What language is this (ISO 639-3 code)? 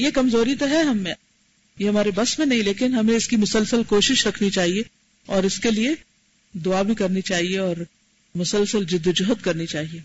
urd